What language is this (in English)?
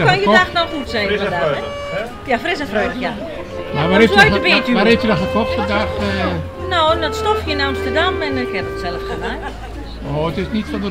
Dutch